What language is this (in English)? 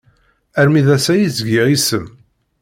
Kabyle